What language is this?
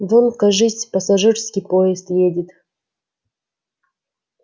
Russian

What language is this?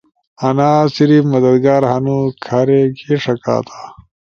Ushojo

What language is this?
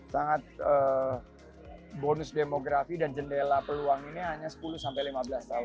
Indonesian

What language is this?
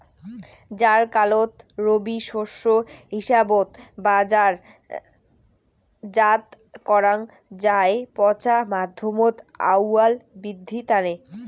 Bangla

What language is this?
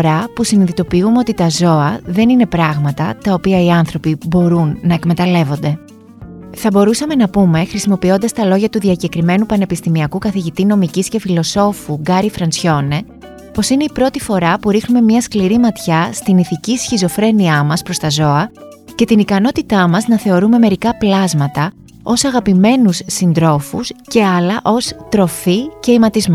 Greek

